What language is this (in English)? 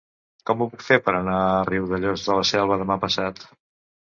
Catalan